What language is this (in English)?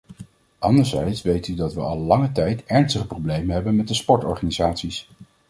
Dutch